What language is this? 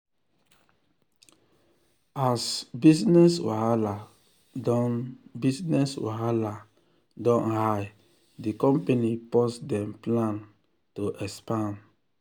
Nigerian Pidgin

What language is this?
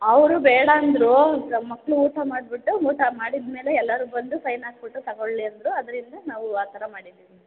Kannada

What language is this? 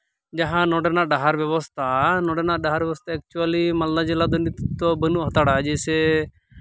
Santali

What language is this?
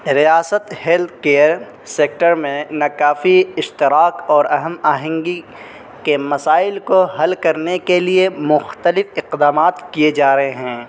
Urdu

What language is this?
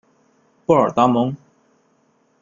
Chinese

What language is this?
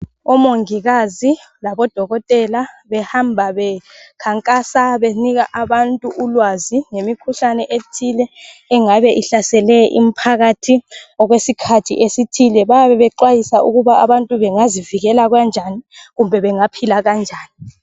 North Ndebele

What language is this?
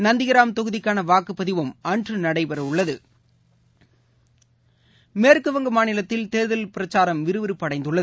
Tamil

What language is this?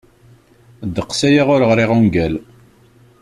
Kabyle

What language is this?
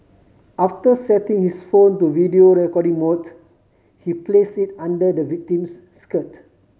English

